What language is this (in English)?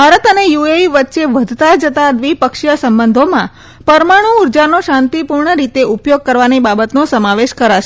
Gujarati